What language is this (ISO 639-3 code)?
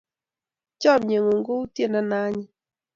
kln